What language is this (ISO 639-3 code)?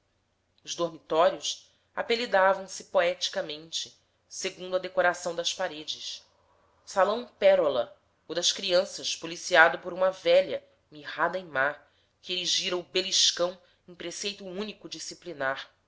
por